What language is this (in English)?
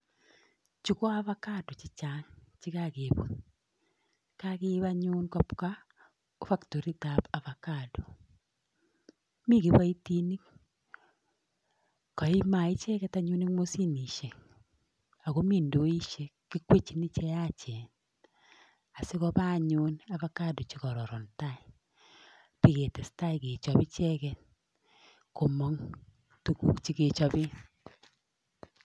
Kalenjin